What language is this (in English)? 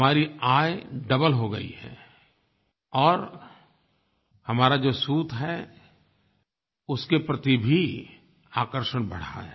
Hindi